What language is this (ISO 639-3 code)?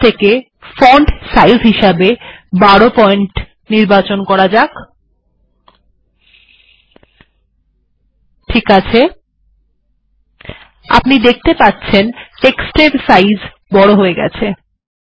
ben